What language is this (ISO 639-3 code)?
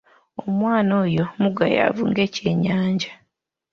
lug